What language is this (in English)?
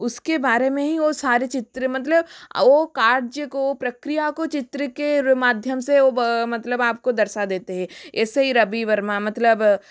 Hindi